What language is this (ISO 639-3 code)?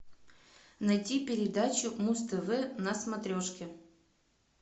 rus